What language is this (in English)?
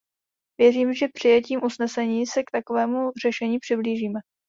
Czech